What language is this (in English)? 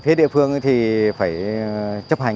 Vietnamese